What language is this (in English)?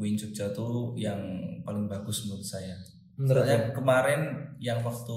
Indonesian